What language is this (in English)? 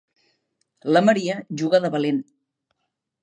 Catalan